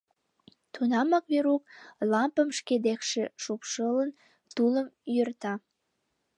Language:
Mari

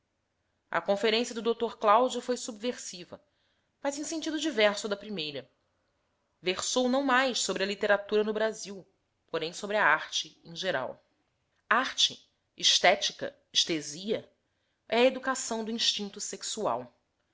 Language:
Portuguese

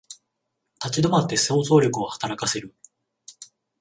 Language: Japanese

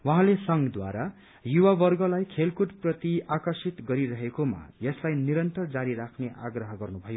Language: Nepali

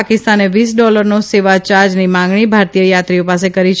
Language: Gujarati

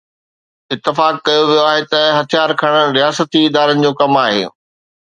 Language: Sindhi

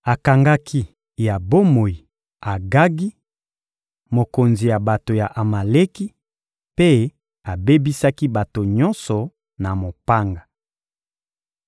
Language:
Lingala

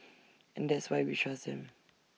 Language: English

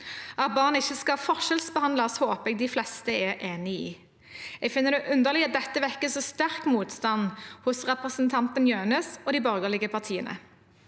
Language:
Norwegian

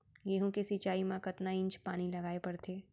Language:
Chhattisgarhi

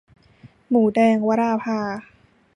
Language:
Thai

